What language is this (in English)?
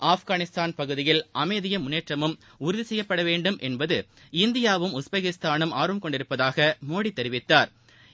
Tamil